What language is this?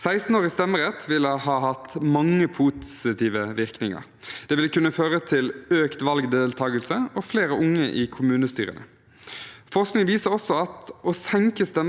Norwegian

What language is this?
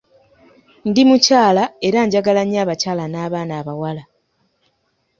Ganda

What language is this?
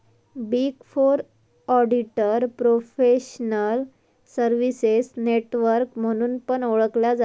Marathi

